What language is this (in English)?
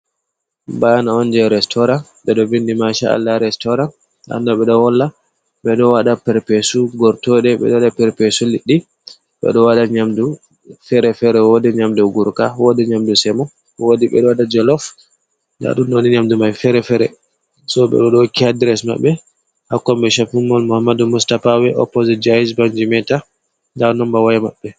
Fula